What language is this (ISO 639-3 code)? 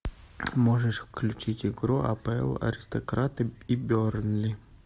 rus